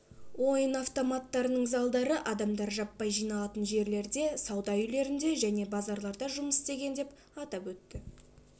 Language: Kazakh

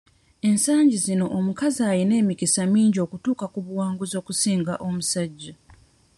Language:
Ganda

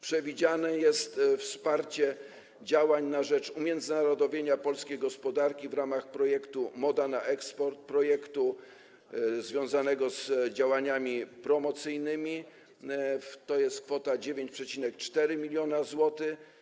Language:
Polish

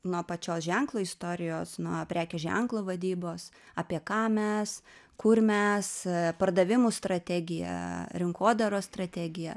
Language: Lithuanian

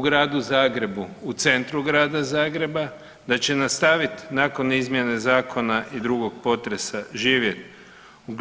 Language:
Croatian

